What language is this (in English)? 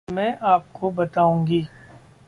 Hindi